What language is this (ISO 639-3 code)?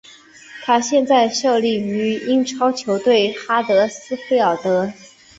zho